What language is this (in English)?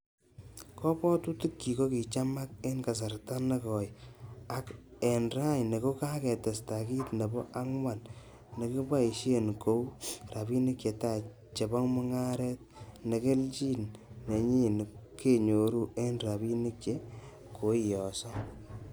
Kalenjin